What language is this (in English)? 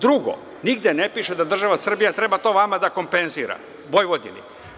Serbian